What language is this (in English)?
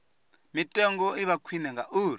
Venda